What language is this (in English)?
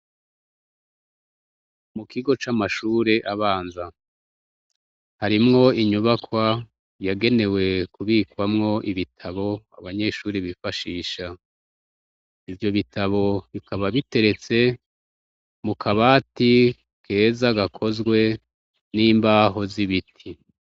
Rundi